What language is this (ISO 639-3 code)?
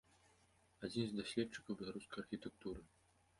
bel